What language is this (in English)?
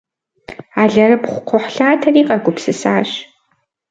Kabardian